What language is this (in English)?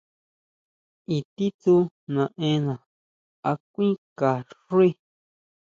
Huautla Mazatec